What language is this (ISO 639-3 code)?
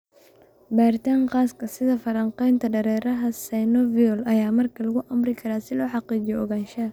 som